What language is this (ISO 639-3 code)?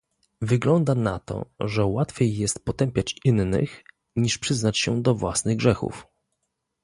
pol